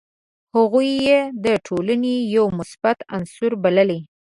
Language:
Pashto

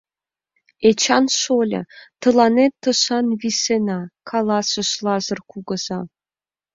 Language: Mari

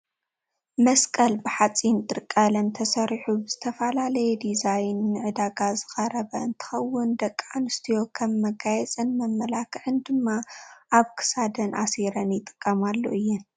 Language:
Tigrinya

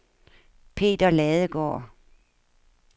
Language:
Danish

